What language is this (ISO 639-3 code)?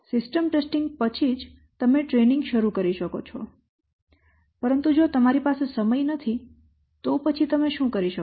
guj